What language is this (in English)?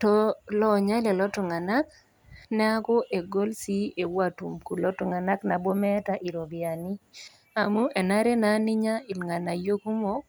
Masai